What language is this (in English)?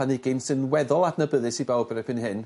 Welsh